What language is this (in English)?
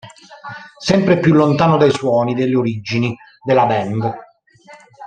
Italian